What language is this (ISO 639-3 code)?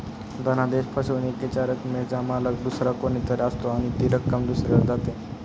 mar